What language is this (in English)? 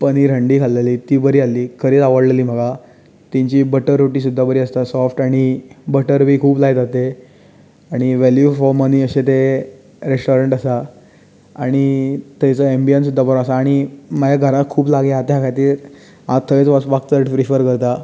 Konkani